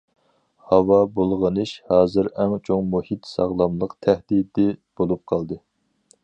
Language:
Uyghur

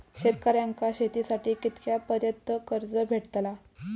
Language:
Marathi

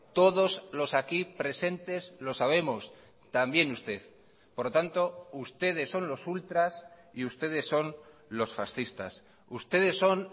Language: Spanish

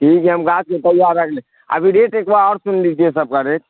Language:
Urdu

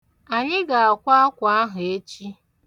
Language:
Igbo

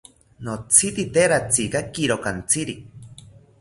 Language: South Ucayali Ashéninka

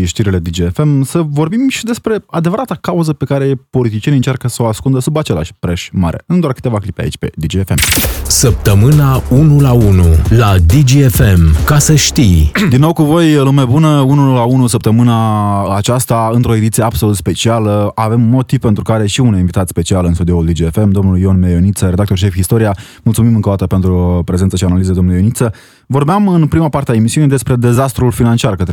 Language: Romanian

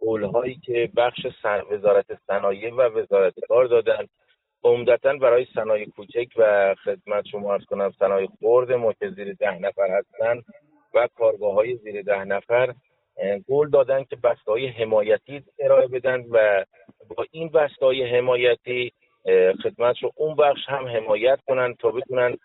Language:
Persian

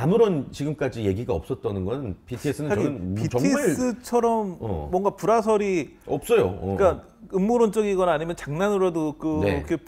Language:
Korean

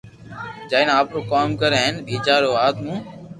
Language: Loarki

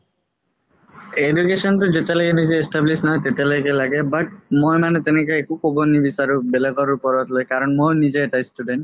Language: Assamese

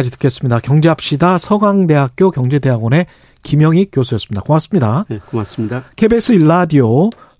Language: Korean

